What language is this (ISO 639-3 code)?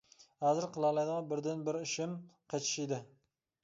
uig